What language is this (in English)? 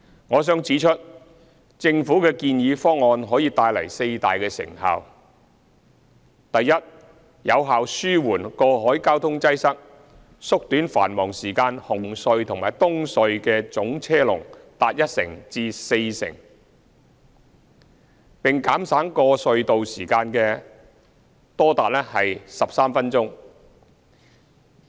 Cantonese